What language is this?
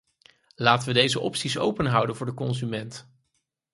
Dutch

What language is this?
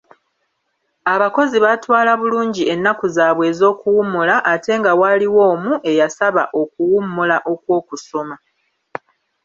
Ganda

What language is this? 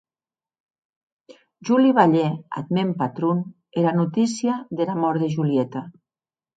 Occitan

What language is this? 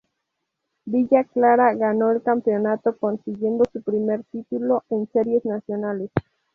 Spanish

